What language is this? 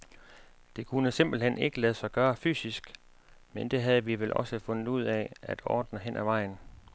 Danish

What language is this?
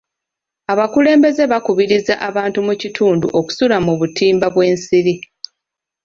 Ganda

